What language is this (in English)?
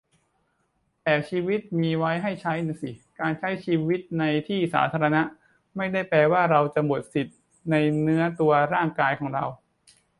Thai